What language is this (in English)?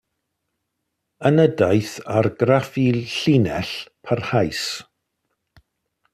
Welsh